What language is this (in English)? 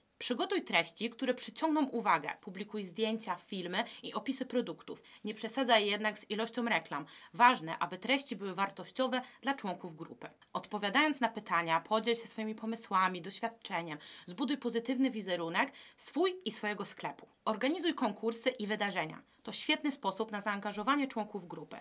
Polish